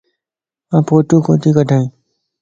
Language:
Lasi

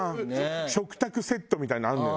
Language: Japanese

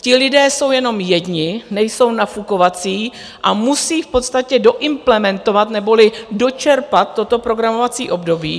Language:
Czech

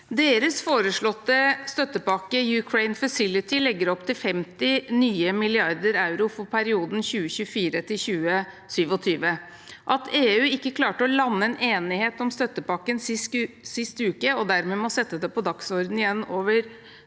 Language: Norwegian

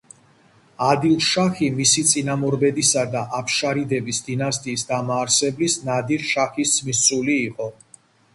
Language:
Georgian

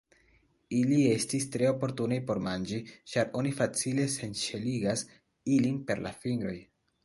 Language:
Esperanto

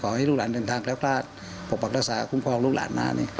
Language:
Thai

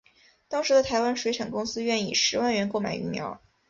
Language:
Chinese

